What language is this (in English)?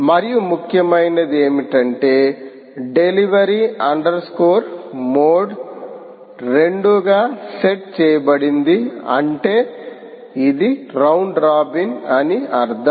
Telugu